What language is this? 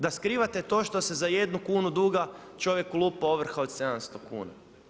Croatian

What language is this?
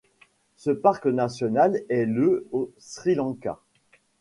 French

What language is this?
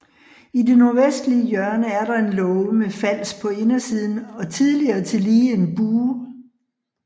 Danish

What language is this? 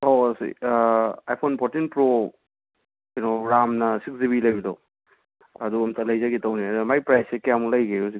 Manipuri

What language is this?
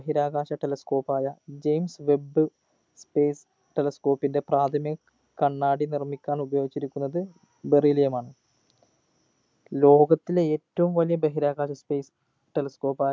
Malayalam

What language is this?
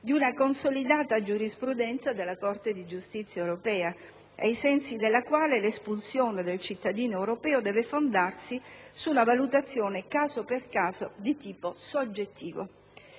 Italian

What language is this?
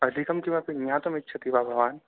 Sanskrit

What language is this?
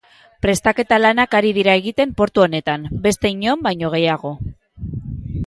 Basque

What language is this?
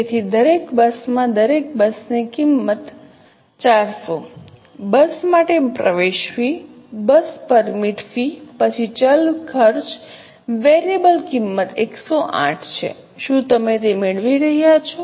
Gujarati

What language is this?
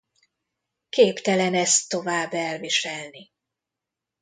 Hungarian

